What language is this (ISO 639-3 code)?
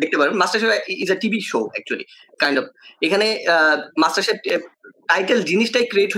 ben